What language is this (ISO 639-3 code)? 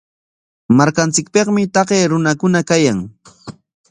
qwa